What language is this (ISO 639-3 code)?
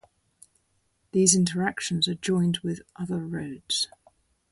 eng